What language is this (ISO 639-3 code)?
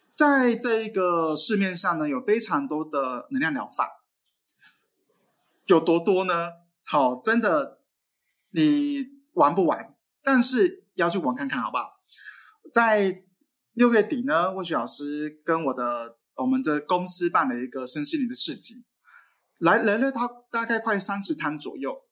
zho